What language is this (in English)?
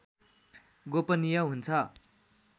Nepali